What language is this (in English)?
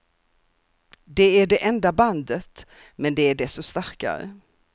Swedish